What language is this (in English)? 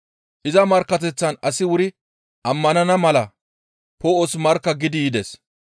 Gamo